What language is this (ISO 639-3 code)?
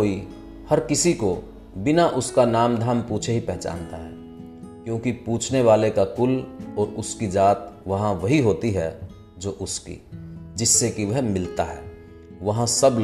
hin